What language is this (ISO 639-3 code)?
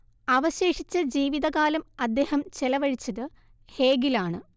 mal